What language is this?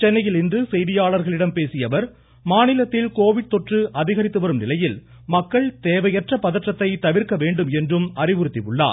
Tamil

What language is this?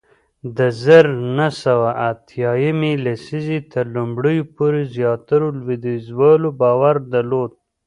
Pashto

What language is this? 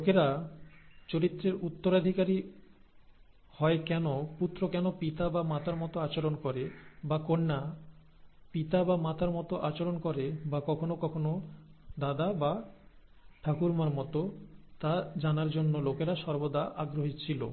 Bangla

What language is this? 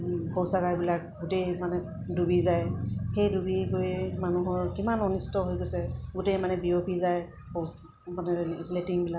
Assamese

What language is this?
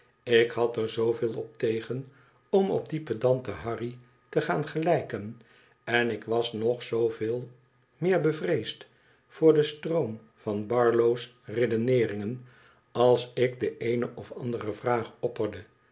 Dutch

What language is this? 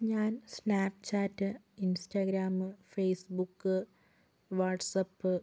Malayalam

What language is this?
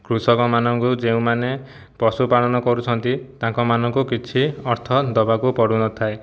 Odia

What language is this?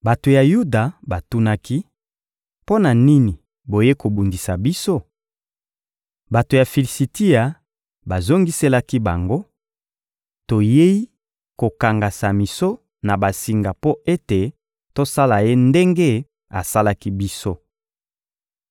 Lingala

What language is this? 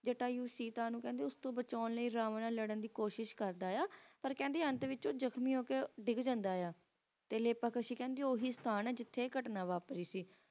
Punjabi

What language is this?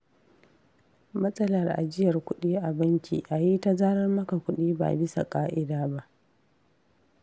Hausa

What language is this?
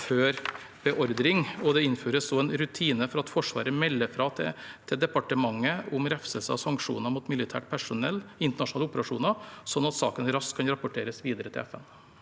Norwegian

